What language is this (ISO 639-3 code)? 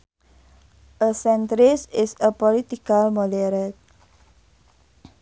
sun